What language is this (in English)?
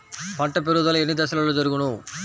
Telugu